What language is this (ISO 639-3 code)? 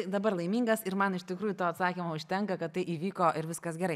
lit